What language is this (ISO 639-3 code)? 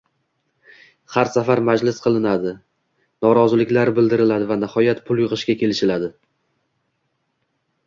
uzb